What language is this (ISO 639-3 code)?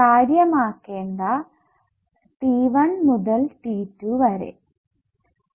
mal